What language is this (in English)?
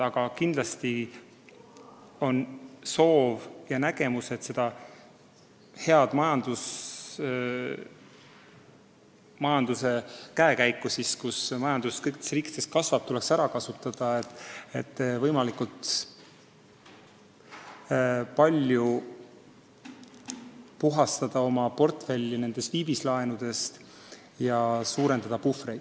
Estonian